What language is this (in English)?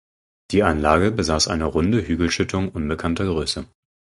German